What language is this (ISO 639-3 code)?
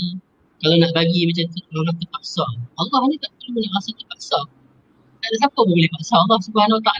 msa